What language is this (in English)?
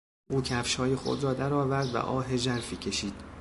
Persian